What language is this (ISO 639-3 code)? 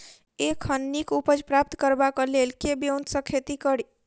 mai